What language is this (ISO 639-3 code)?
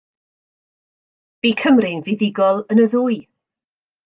cym